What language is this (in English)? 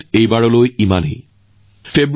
Assamese